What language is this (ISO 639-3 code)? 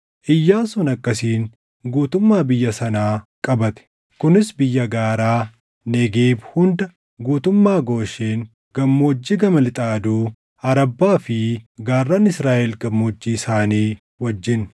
orm